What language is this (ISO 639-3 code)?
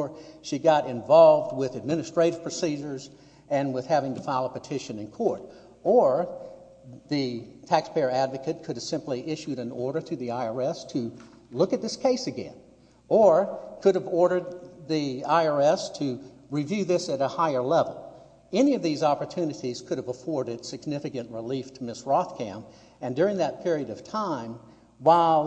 eng